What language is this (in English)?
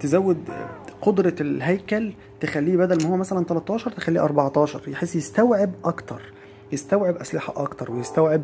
Arabic